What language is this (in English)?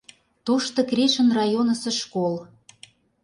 Mari